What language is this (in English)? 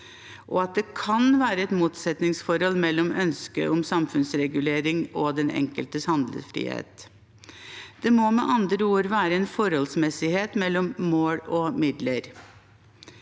Norwegian